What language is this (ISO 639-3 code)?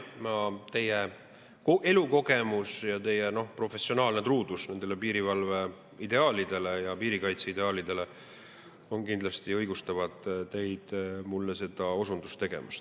est